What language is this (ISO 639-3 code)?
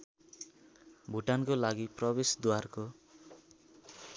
nep